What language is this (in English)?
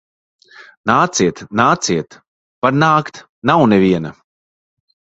Latvian